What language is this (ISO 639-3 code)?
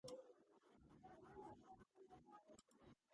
kat